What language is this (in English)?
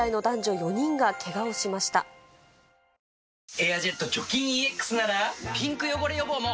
Japanese